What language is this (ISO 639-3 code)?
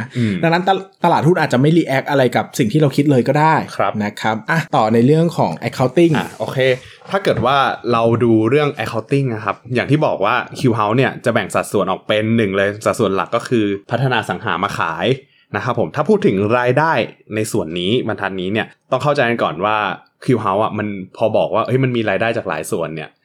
tha